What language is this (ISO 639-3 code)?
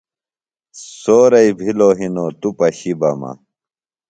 phl